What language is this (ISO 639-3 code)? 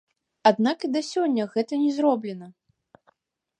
bel